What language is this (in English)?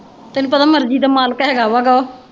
Punjabi